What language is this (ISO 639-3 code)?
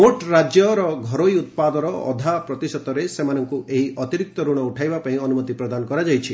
ori